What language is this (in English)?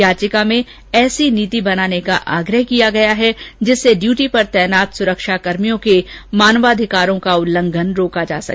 Hindi